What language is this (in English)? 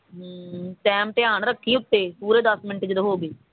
Punjabi